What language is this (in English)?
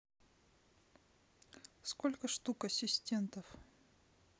Russian